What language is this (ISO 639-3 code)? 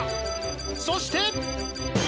jpn